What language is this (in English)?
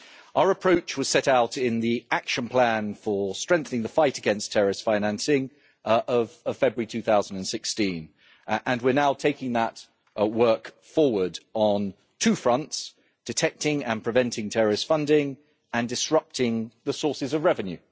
English